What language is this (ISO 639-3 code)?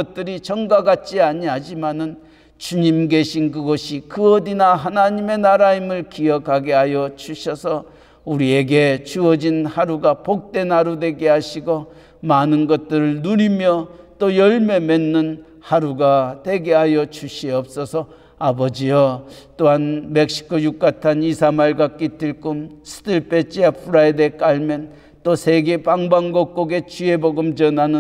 kor